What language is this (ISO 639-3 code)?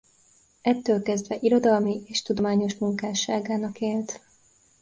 hun